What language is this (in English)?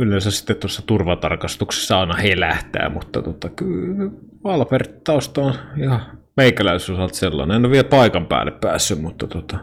Finnish